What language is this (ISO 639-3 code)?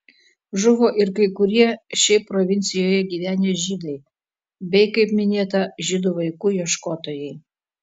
lit